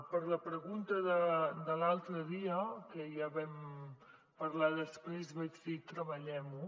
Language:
Catalan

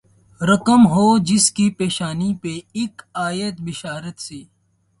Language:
Urdu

